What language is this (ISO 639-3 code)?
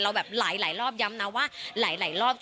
tha